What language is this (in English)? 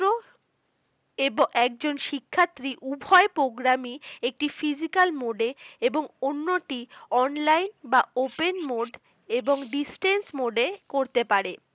Bangla